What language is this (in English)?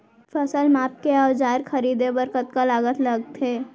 Chhattisgarhi